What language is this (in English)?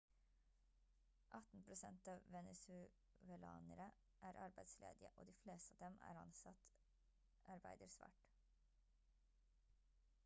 Norwegian Bokmål